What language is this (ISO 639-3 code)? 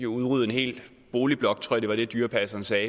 dan